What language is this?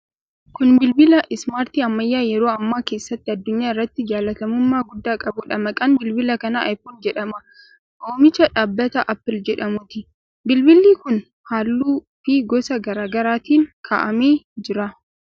Oromo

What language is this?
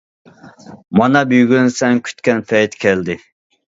Uyghur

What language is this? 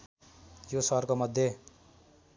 Nepali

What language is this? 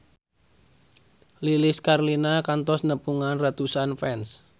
Sundanese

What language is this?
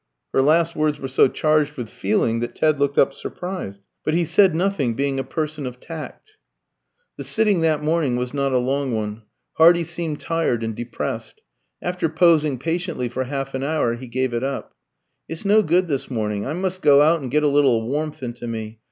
English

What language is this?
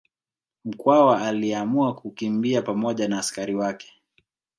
Swahili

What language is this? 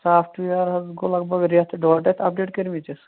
Kashmiri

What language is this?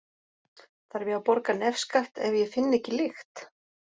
Icelandic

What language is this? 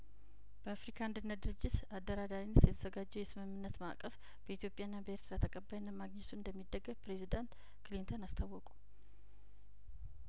Amharic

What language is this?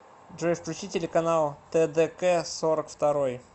Russian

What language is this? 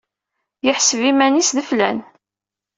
Kabyle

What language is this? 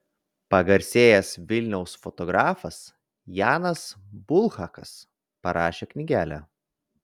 Lithuanian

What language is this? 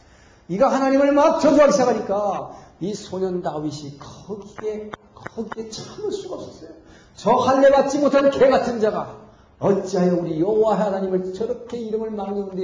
Korean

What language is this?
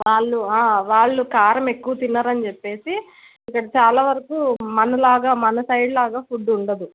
Telugu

